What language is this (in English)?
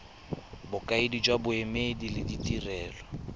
Tswana